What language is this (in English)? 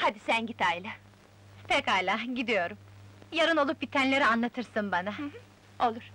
Turkish